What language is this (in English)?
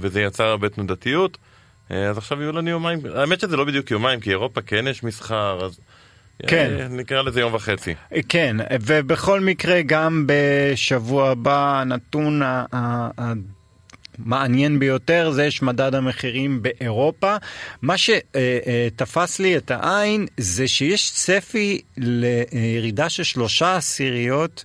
Hebrew